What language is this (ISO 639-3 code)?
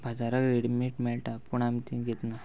kok